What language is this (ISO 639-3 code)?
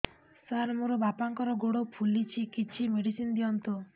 ori